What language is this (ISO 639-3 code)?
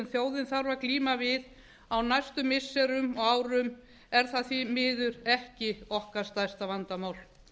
isl